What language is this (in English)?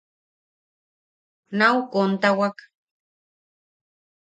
Yaqui